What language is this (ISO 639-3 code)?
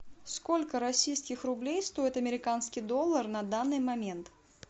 rus